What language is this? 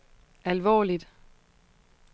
Danish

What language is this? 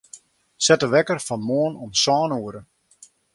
Western Frisian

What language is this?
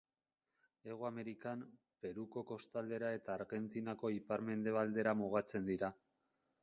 Basque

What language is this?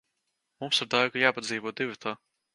Latvian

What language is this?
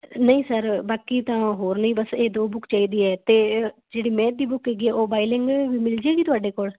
Punjabi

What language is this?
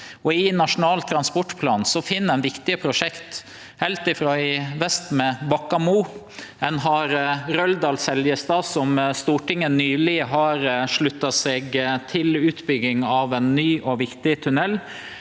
Norwegian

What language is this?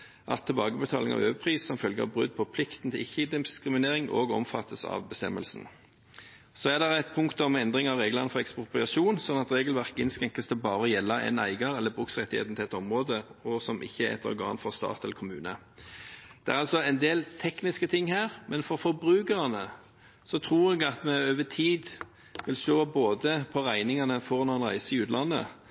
Norwegian Bokmål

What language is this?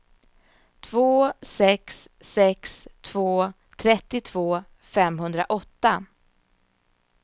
Swedish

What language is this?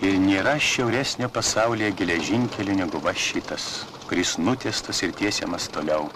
Lithuanian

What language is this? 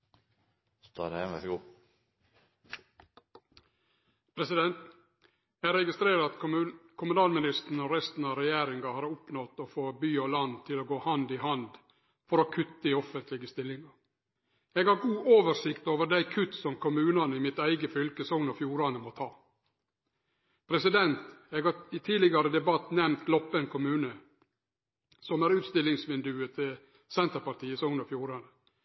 Norwegian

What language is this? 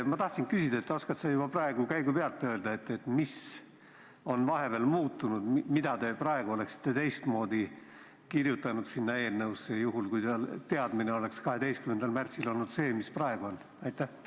Estonian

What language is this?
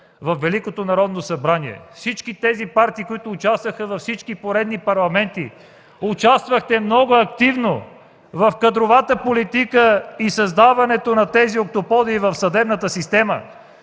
Bulgarian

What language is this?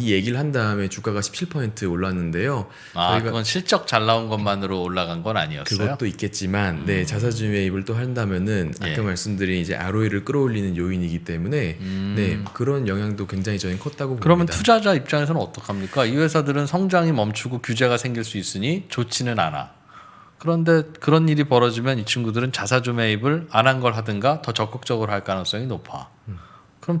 Korean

